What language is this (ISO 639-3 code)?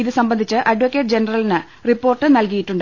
mal